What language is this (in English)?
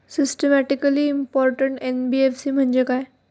Marathi